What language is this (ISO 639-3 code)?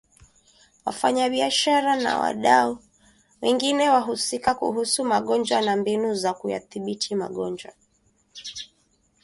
swa